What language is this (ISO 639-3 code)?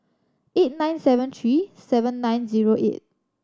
eng